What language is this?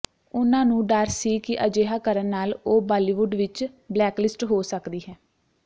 Punjabi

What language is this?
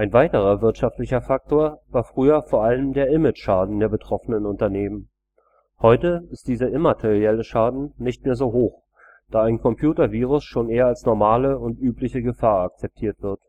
German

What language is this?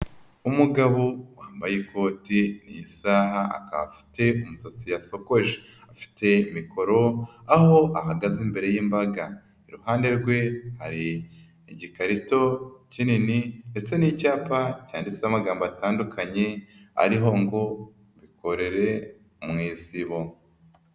Kinyarwanda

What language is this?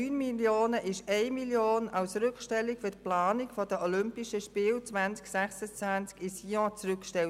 Swiss German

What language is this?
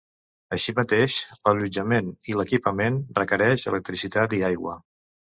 Catalan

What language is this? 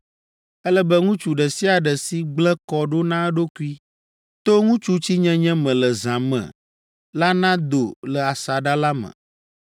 Ewe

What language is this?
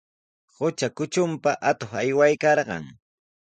Sihuas Ancash Quechua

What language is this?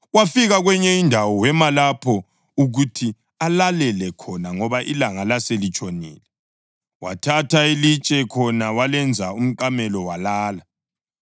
North Ndebele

